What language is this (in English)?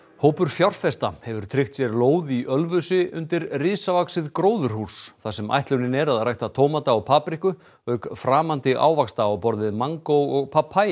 Icelandic